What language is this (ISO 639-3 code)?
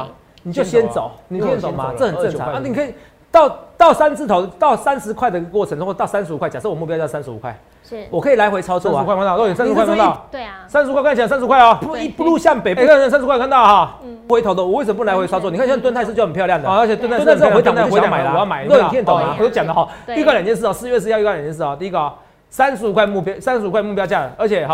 zho